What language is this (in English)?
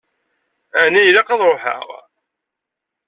Kabyle